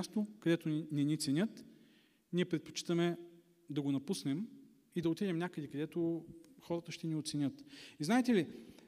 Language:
Bulgarian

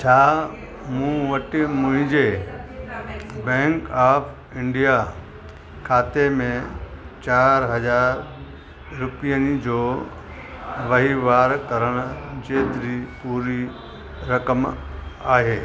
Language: Sindhi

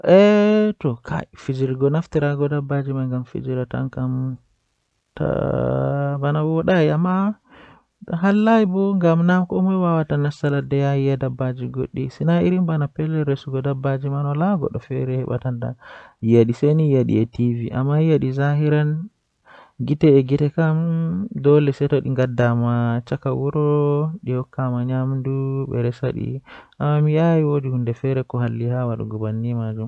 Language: Western Niger Fulfulde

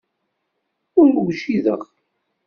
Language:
Kabyle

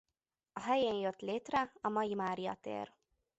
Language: Hungarian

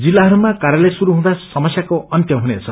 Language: Nepali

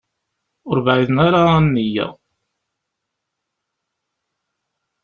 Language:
Kabyle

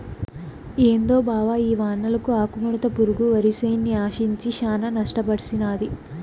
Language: Telugu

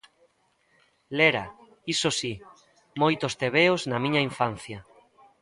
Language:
Galician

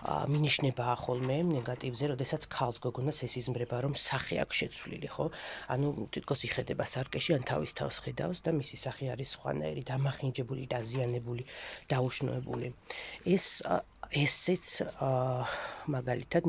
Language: Romanian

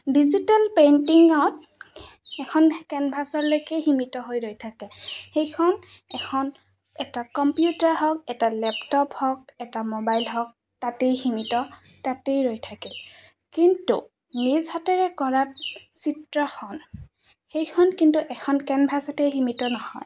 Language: Assamese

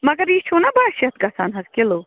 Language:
Kashmiri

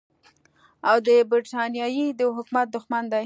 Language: Pashto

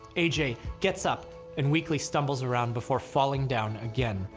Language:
English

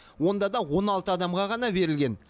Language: Kazakh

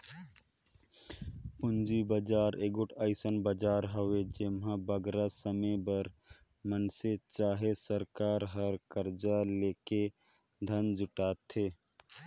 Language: Chhattisgarhi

